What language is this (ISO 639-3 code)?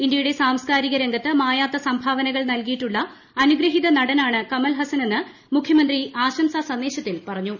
mal